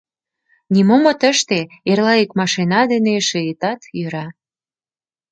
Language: Mari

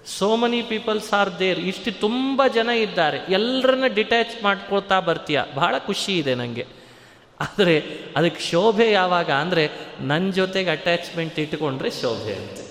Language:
Kannada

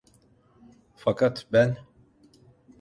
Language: Turkish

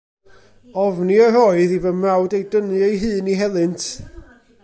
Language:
Welsh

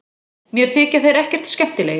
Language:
Icelandic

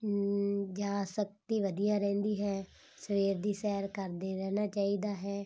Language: Punjabi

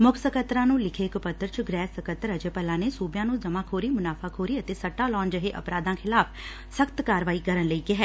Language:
Punjabi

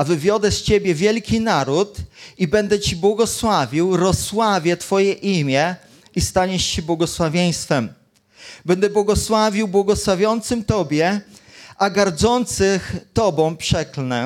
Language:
Polish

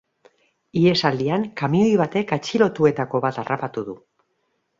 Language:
Basque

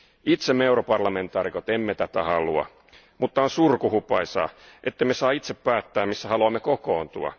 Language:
Finnish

